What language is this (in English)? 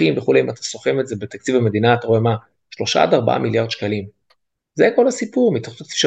Hebrew